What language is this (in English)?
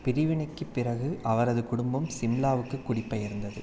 Tamil